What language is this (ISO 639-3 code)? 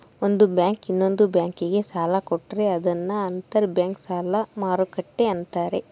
kan